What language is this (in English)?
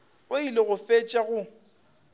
Northern Sotho